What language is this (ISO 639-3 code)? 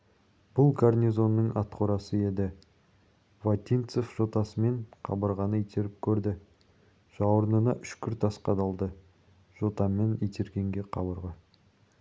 kaz